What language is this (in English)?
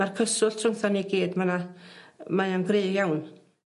Welsh